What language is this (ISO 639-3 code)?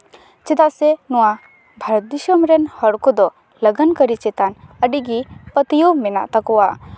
sat